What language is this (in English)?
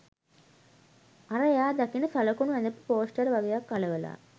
Sinhala